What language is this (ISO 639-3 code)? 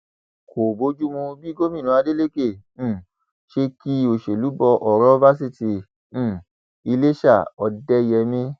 yor